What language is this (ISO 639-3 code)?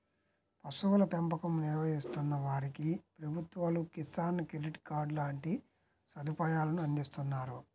tel